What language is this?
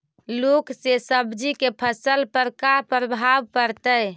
Magahi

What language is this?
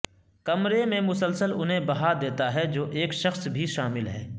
Urdu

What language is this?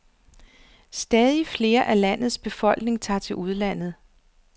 Danish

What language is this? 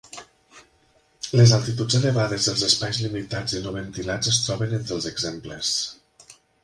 Catalan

